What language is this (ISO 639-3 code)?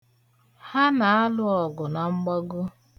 ibo